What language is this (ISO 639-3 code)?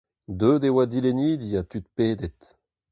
bre